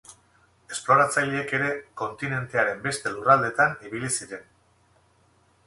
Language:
Basque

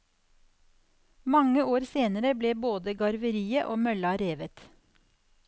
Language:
Norwegian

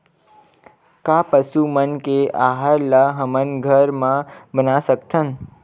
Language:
Chhattisgarhi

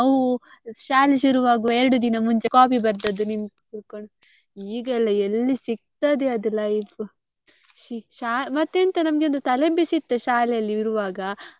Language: Kannada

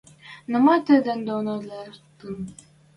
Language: Western Mari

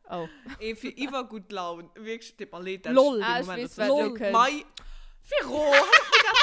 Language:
German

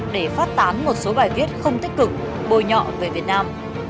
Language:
Vietnamese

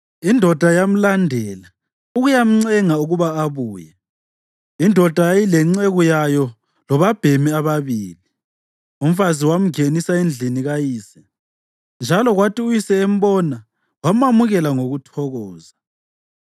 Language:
North Ndebele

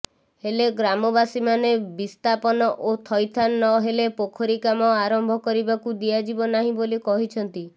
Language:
Odia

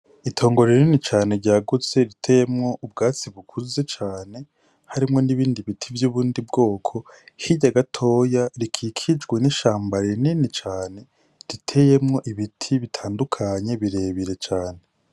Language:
Rundi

